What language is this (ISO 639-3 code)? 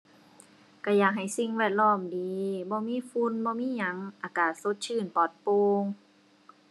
tha